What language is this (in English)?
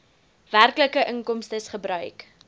Afrikaans